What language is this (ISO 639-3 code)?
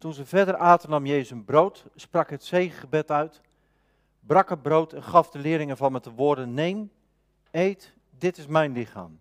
nld